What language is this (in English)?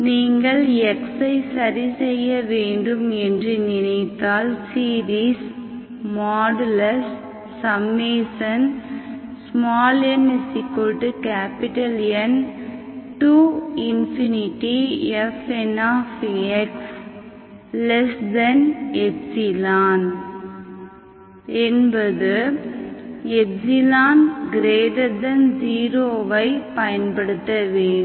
Tamil